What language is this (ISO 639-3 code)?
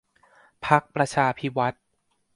tha